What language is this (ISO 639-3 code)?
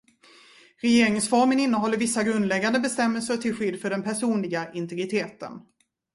swe